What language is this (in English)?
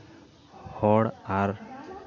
Santali